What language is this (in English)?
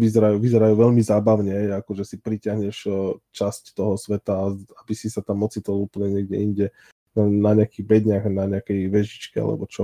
Slovak